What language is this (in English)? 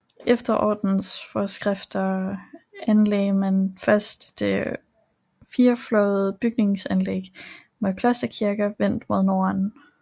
Danish